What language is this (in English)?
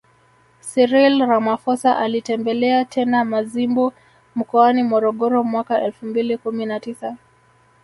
Swahili